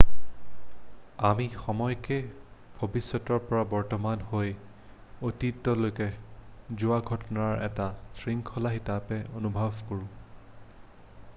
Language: Assamese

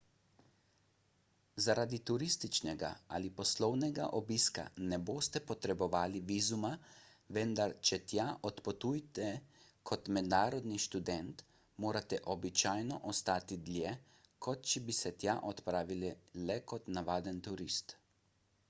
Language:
Slovenian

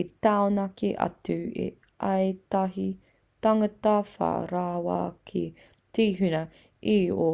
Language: Māori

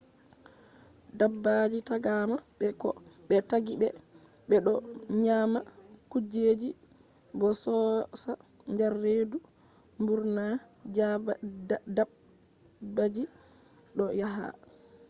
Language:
Fula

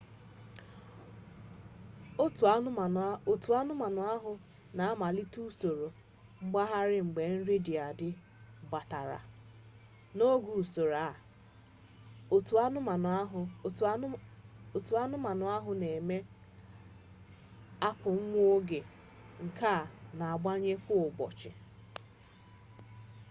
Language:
Igbo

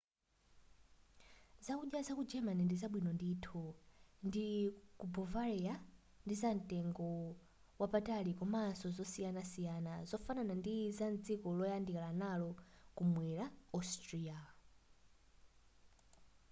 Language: Nyanja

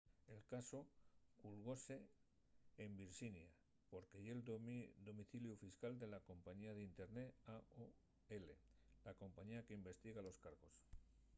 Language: Asturian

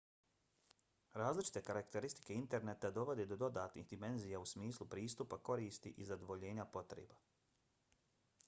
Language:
Bosnian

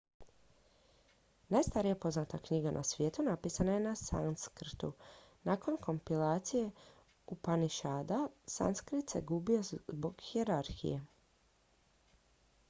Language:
Croatian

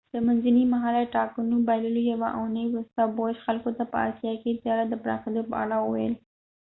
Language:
Pashto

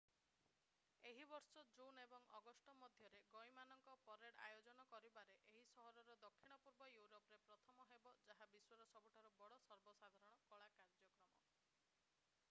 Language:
Odia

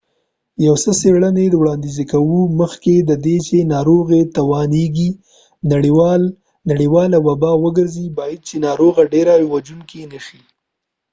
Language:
Pashto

